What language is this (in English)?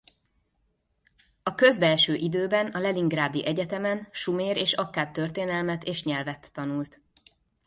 Hungarian